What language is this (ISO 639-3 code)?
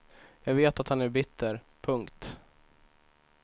swe